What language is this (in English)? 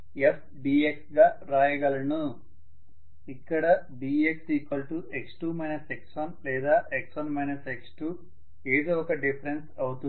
Telugu